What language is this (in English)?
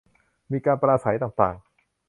Thai